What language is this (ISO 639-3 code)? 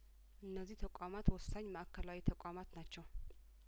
amh